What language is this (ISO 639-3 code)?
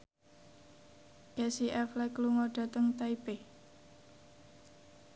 jav